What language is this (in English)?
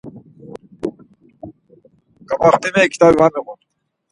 Laz